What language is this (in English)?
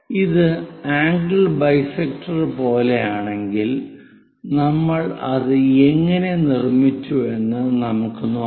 Malayalam